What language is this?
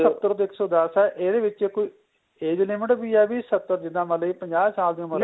Punjabi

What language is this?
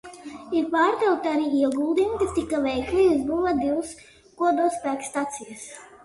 Latvian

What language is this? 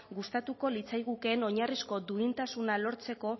Basque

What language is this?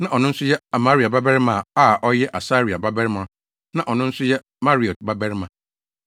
Akan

